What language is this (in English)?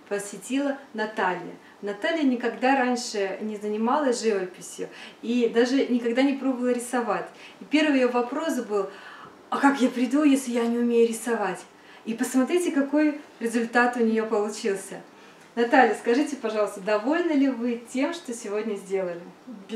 Russian